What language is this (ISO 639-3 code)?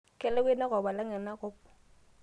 mas